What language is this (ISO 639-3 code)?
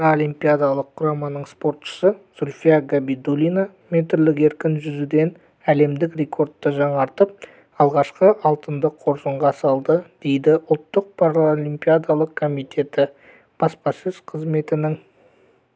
kaz